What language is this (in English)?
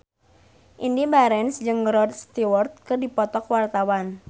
Sundanese